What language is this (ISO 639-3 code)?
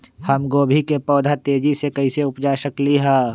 mag